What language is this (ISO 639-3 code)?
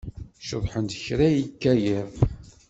kab